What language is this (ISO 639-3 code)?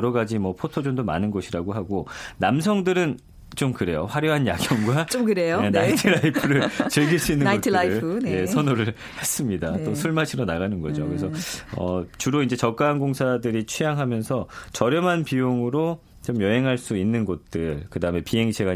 kor